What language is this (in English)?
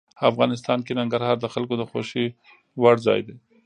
Pashto